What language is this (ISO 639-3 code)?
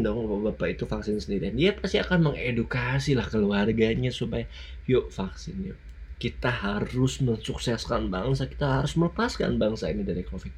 ind